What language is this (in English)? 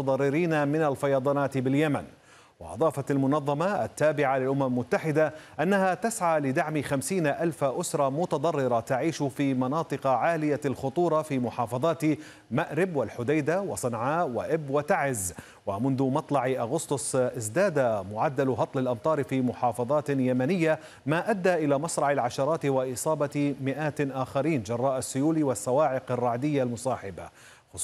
Arabic